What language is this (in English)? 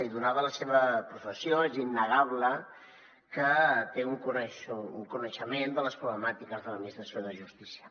Catalan